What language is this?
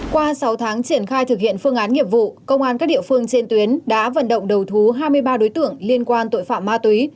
Vietnamese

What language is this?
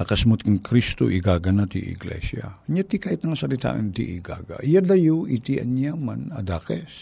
Filipino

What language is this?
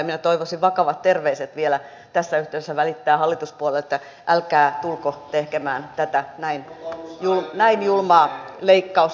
Finnish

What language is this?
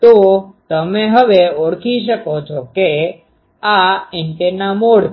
Gujarati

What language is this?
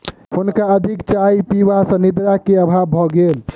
Maithili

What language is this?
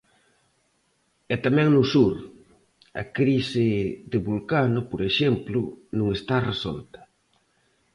Galician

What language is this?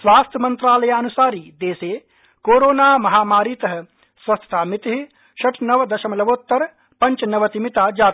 Sanskrit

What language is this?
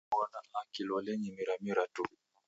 Taita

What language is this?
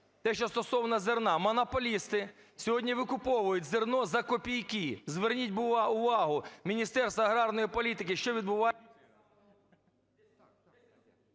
Ukrainian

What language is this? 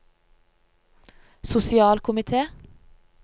Norwegian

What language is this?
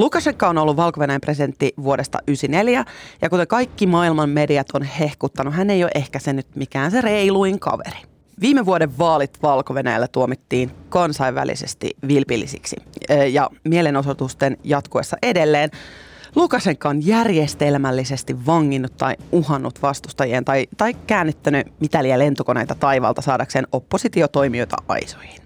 Finnish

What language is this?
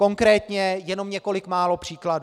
Czech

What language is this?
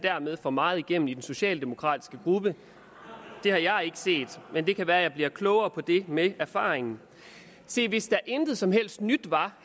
Danish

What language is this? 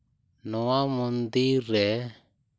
Santali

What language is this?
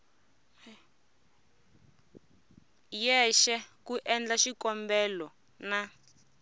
Tsonga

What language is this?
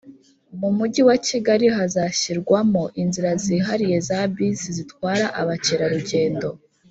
Kinyarwanda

